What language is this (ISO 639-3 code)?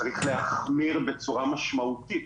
heb